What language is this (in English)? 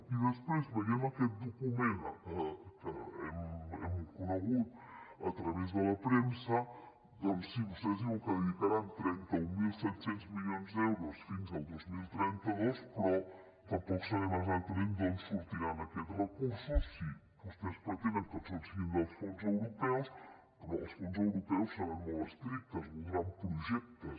Catalan